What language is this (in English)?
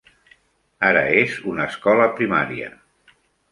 Catalan